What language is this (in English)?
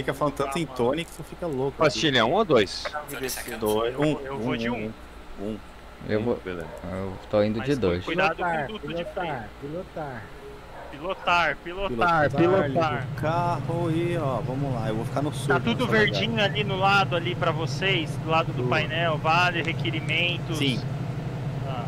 Portuguese